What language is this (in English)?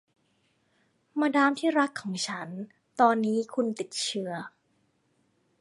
Thai